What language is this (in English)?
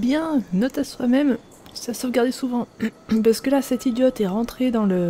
French